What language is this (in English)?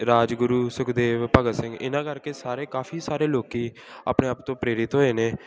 Punjabi